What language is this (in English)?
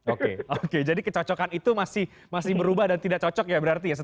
Indonesian